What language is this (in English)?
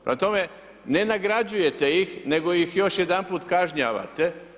Croatian